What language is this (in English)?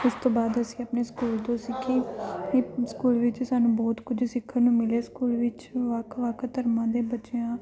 Punjabi